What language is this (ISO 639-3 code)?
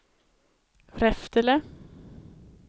swe